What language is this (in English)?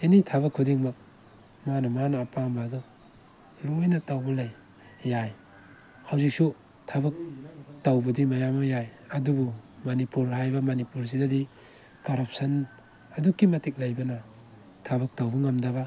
Manipuri